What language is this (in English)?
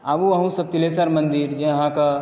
Maithili